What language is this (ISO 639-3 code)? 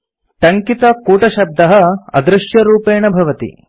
san